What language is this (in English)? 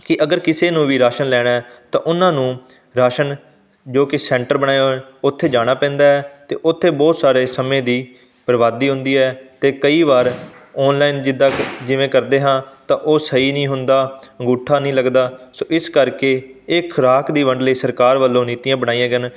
Punjabi